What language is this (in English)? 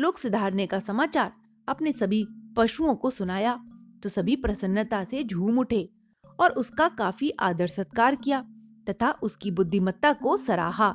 Hindi